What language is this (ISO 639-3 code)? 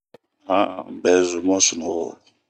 bmq